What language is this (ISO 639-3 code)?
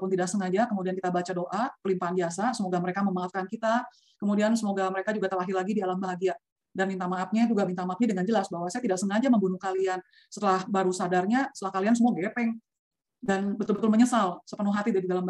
ind